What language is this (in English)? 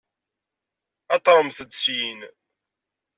Kabyle